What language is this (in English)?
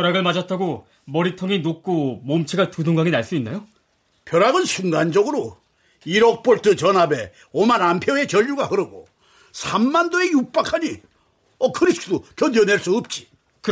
Korean